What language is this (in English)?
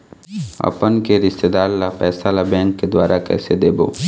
Chhattisgarhi